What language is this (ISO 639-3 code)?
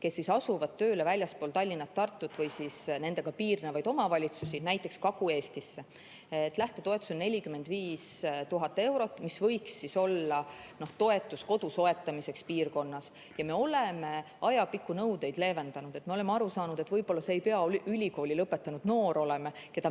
est